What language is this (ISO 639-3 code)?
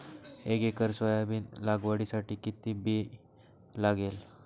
mar